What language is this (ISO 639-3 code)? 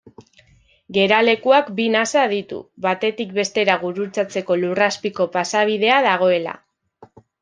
eus